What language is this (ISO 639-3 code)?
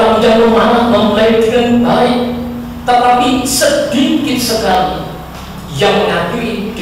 ind